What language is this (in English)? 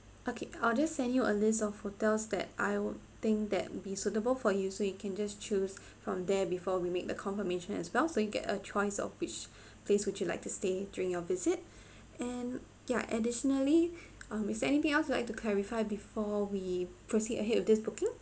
English